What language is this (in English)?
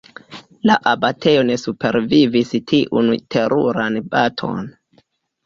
Esperanto